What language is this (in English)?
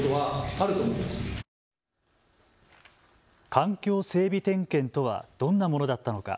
Japanese